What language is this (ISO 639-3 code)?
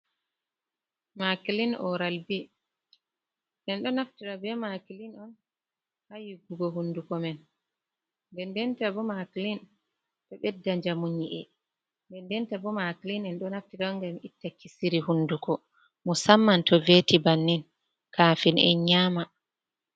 ful